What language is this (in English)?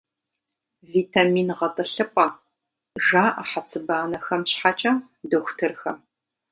Kabardian